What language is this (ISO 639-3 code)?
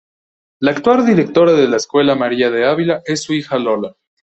spa